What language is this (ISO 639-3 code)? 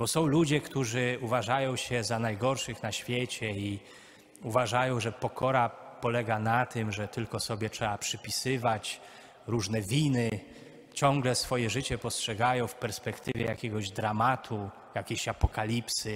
pol